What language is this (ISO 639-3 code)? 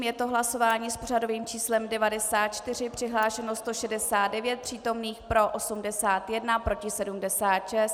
ces